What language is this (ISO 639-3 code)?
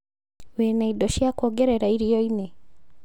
kik